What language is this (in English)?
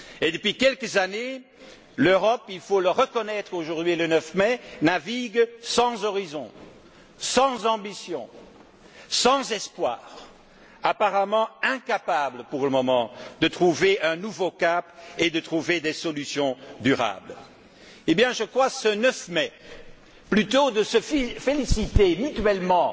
French